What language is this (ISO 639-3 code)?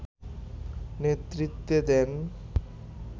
ben